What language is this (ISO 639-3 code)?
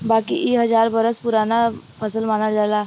bho